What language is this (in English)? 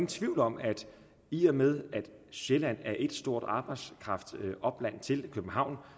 Danish